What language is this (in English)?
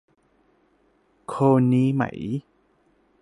Thai